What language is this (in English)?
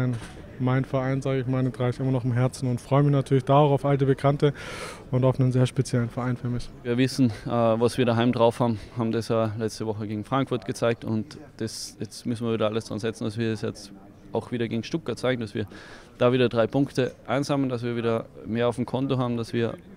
German